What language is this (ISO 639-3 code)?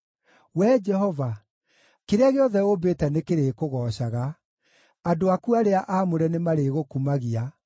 kik